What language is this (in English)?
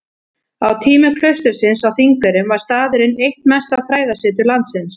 Icelandic